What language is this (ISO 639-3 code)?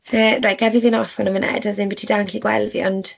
cym